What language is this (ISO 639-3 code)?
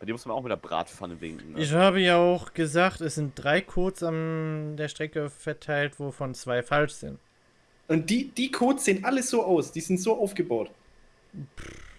deu